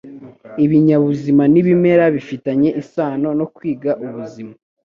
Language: Kinyarwanda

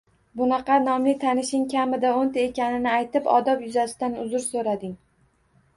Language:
Uzbek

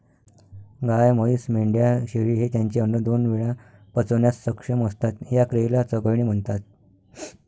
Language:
Marathi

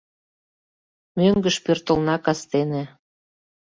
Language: Mari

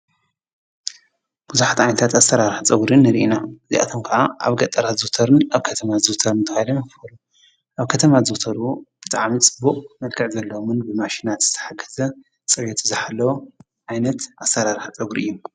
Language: Tigrinya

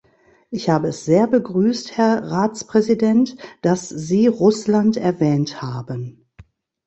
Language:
German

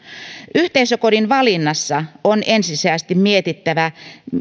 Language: Finnish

